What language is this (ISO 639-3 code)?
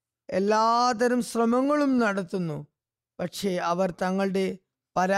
mal